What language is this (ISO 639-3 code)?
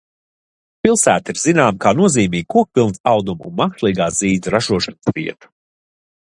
lav